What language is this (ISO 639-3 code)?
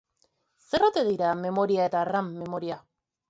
eus